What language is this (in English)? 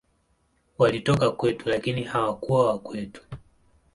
Swahili